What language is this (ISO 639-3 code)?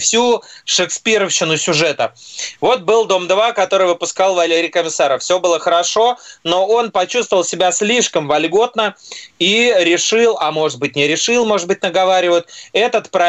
rus